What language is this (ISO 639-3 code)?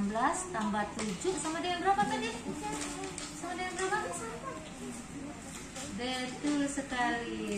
ind